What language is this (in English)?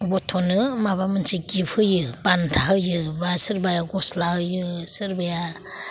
Bodo